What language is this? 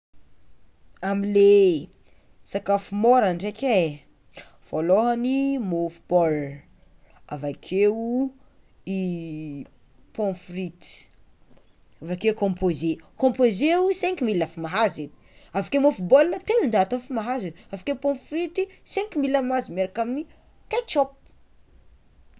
Tsimihety Malagasy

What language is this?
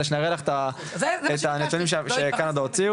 Hebrew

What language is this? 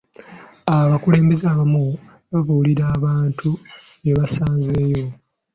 Ganda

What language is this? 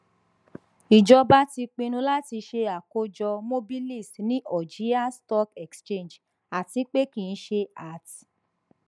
Yoruba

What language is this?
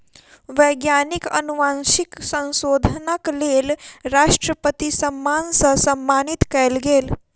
Maithili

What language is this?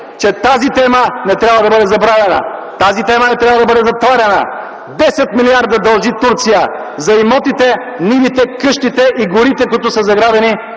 Bulgarian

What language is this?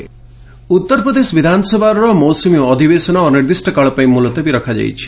Odia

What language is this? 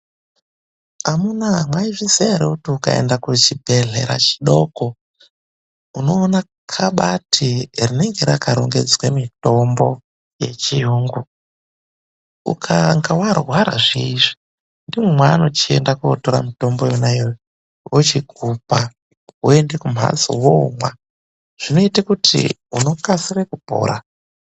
Ndau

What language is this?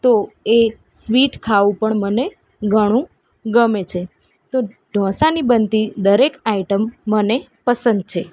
Gujarati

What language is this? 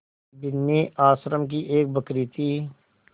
Hindi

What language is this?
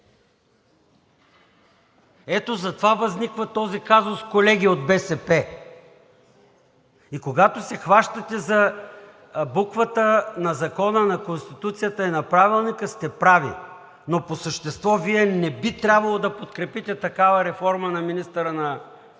Bulgarian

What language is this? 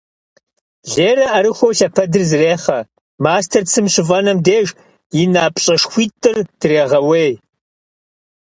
Kabardian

